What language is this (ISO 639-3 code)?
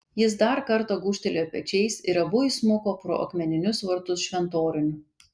lit